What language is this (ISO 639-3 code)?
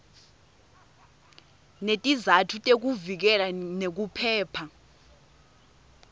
ssw